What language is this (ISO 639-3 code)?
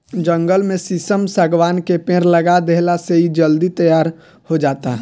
bho